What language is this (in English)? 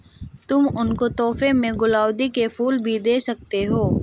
Hindi